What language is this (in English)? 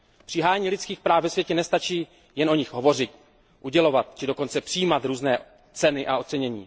Czech